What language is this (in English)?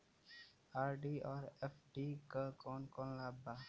Bhojpuri